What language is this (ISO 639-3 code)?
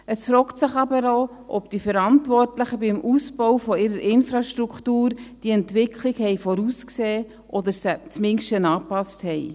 gsw